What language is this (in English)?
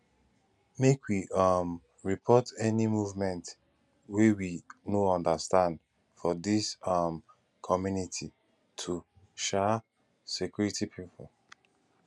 Nigerian Pidgin